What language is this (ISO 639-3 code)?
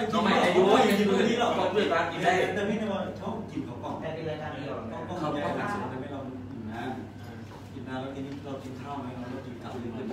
tha